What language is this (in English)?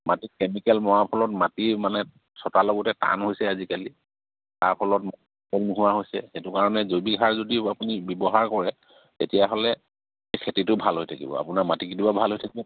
Assamese